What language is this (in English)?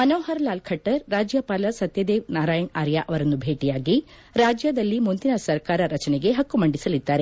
Kannada